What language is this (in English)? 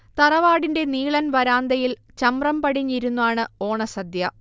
Malayalam